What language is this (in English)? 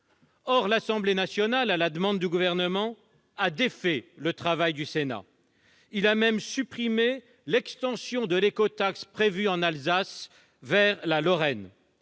French